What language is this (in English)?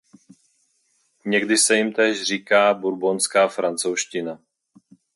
Czech